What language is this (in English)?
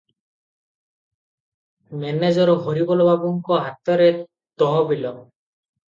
Odia